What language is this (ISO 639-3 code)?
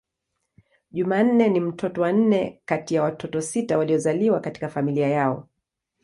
swa